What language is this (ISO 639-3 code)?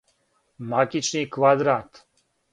srp